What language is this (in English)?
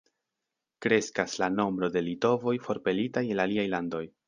Esperanto